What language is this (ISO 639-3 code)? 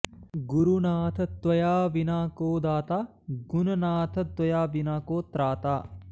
san